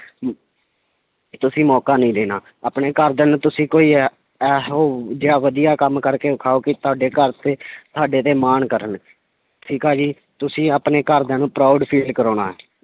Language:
Punjabi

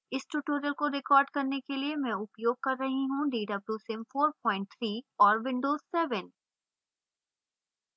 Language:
Hindi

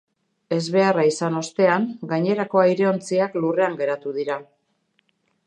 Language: Basque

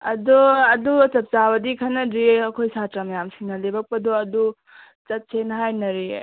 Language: Manipuri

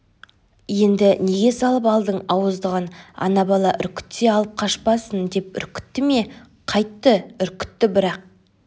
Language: Kazakh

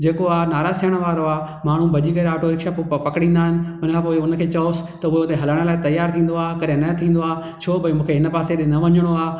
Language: Sindhi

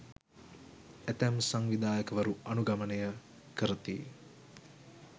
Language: Sinhala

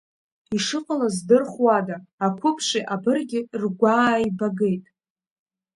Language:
Abkhazian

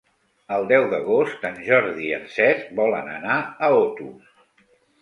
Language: Catalan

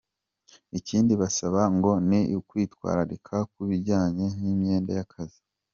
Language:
Kinyarwanda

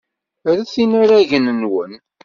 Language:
Kabyle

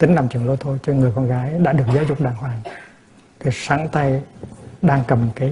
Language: Vietnamese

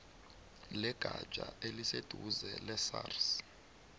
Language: South Ndebele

